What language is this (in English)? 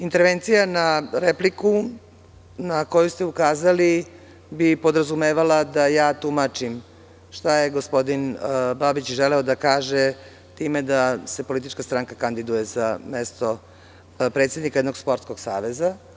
Serbian